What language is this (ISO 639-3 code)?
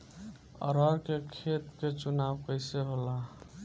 bho